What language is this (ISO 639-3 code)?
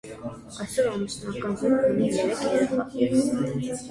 hye